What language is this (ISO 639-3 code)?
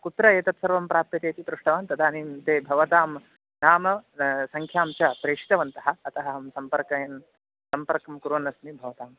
san